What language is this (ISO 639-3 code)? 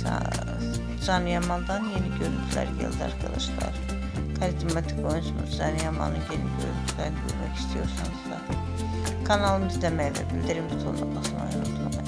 tur